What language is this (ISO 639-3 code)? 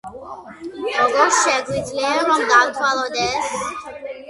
kat